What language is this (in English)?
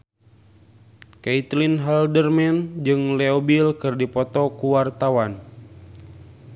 Sundanese